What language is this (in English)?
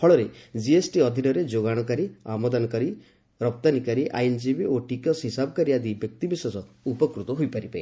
Odia